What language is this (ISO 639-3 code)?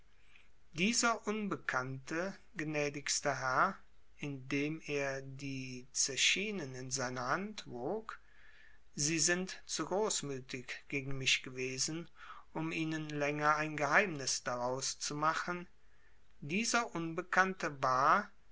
deu